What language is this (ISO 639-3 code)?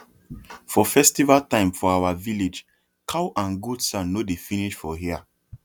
pcm